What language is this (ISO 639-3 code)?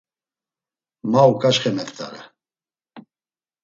lzz